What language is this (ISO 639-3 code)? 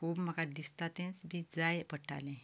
kok